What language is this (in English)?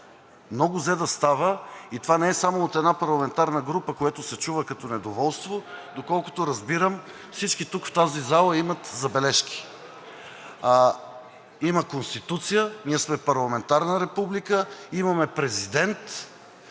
Bulgarian